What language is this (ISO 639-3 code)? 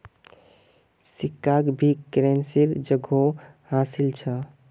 mag